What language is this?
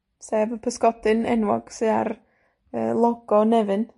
Welsh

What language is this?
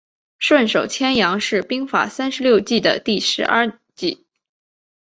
Chinese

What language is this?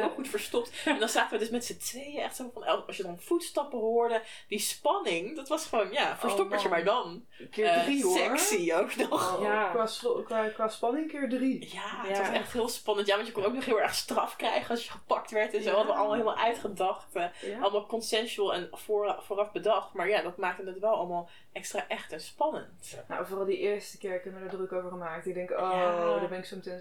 Dutch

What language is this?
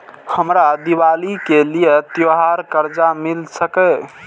Maithili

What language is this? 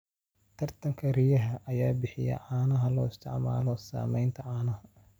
Somali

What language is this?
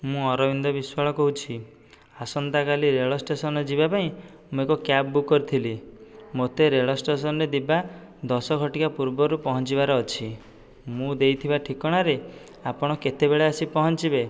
Odia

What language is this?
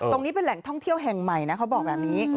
Thai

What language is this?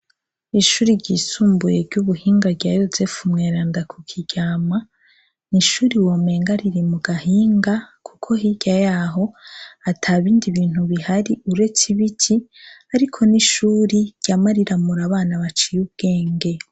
Rundi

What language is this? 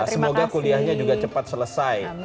Indonesian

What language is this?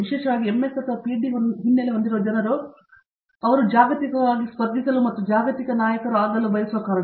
Kannada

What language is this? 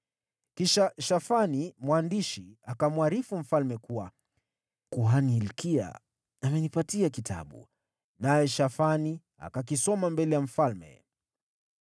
Swahili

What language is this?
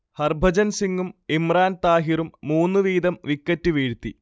Malayalam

